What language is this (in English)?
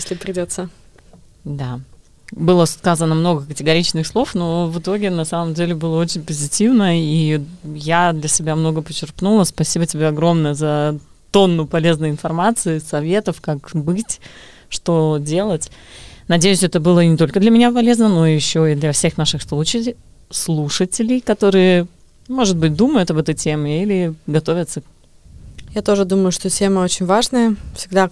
Russian